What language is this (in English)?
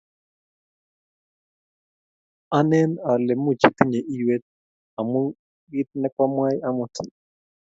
Kalenjin